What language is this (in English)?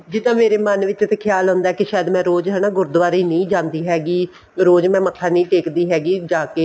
Punjabi